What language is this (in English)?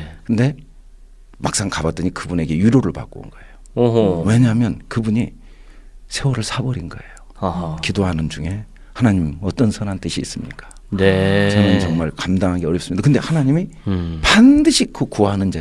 Korean